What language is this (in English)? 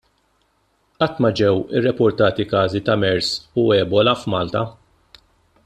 Maltese